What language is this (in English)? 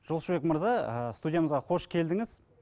Kazakh